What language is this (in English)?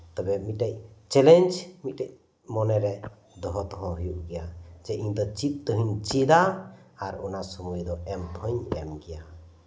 Santali